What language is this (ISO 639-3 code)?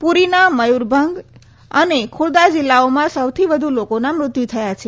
guj